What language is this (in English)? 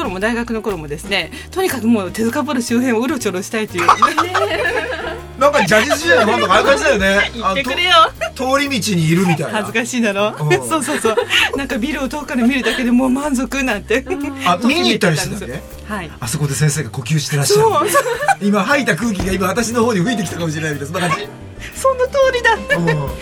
Japanese